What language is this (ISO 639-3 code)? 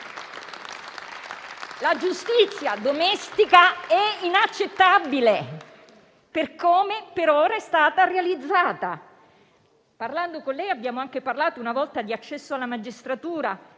ita